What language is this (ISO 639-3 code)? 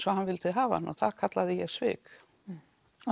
isl